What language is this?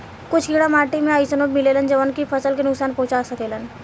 Bhojpuri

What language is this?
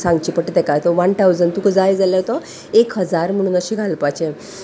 Konkani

